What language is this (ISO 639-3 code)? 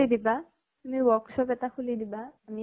asm